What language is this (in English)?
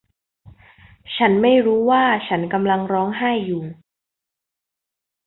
Thai